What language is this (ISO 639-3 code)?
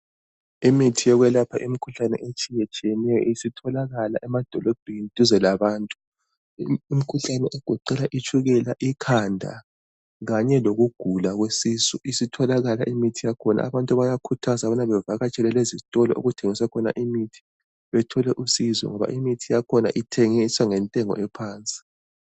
nde